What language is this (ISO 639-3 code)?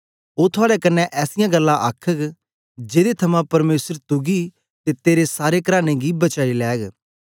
doi